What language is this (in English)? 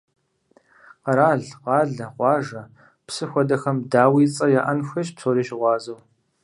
Kabardian